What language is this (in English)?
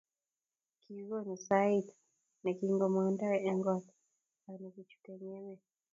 Kalenjin